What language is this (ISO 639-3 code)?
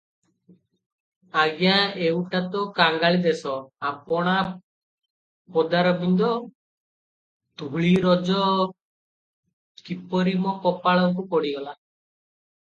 ori